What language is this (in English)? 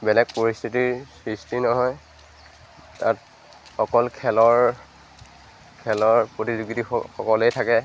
Assamese